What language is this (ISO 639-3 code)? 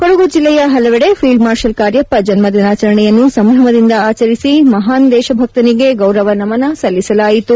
kan